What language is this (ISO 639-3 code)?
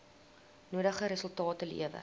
afr